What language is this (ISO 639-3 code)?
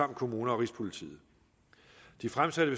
dan